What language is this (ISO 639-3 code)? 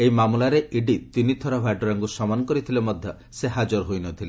ori